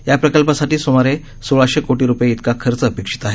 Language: Marathi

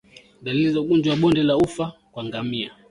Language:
Swahili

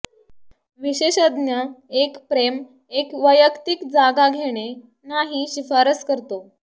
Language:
Marathi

